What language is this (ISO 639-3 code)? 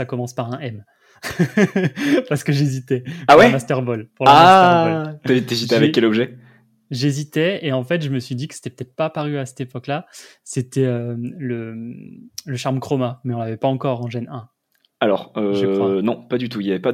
fra